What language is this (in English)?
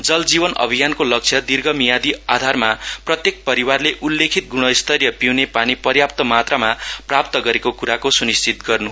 Nepali